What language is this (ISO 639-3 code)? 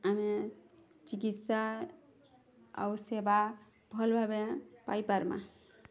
ori